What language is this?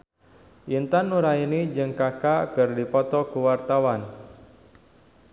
Sundanese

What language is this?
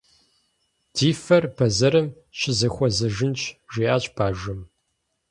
Kabardian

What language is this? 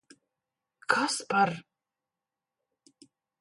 Latvian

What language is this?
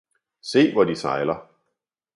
Danish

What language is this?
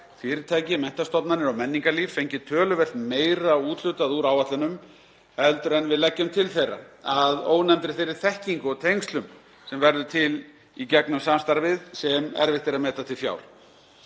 Icelandic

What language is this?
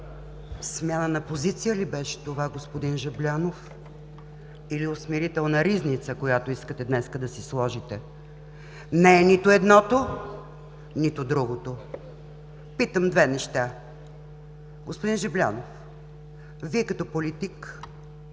Bulgarian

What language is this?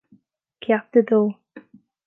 Irish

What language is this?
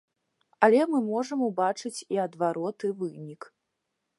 Belarusian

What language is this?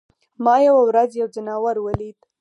Pashto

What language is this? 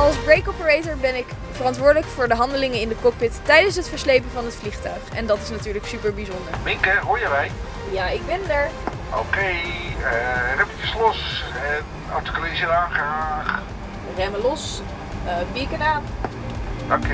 Dutch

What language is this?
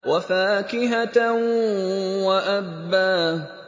Arabic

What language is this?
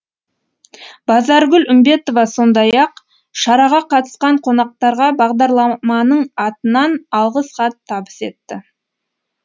Kazakh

